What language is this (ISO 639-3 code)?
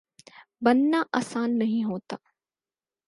urd